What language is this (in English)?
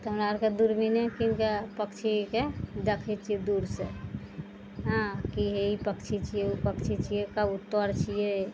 Maithili